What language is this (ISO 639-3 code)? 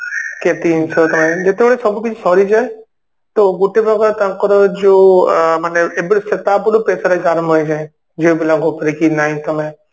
ori